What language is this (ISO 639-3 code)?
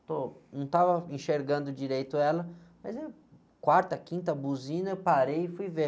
por